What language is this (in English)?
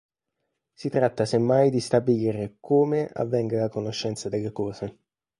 Italian